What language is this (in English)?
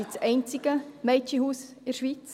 Swiss German